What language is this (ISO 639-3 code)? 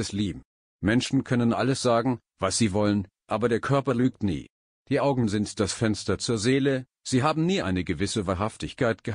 deu